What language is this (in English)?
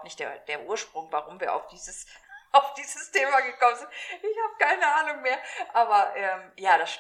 German